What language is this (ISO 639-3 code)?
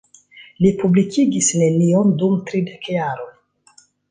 epo